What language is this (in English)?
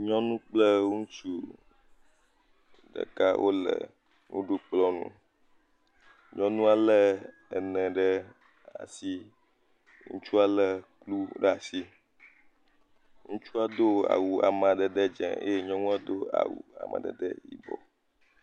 Ewe